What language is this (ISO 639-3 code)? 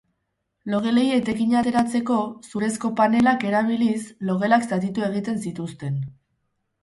eus